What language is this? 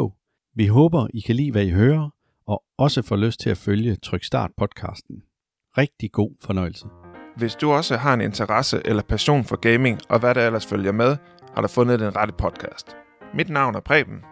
Danish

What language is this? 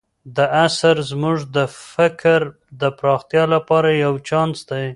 Pashto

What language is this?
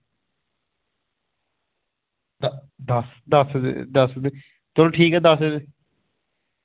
Dogri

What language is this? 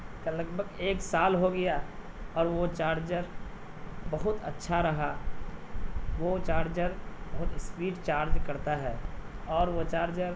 Urdu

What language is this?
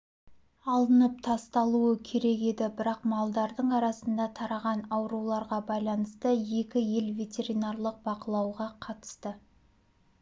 Kazakh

